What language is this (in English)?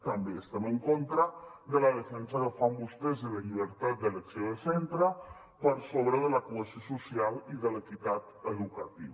Catalan